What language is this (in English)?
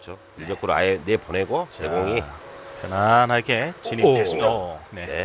Korean